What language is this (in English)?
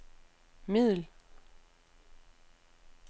Danish